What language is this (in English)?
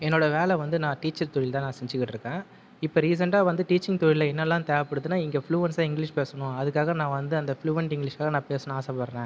Tamil